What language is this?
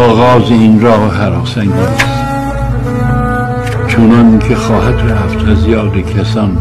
Persian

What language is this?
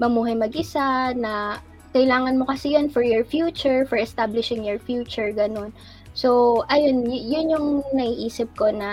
Filipino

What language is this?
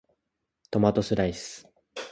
Japanese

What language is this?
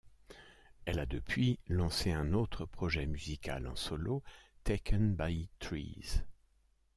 French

